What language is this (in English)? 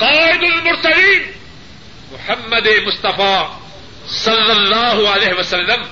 Urdu